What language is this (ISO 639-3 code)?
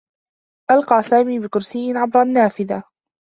ara